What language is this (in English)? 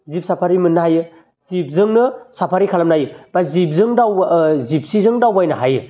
Bodo